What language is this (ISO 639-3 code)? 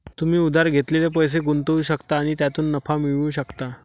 mar